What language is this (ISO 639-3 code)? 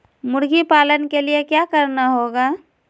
mag